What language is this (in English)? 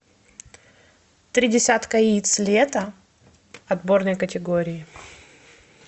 Russian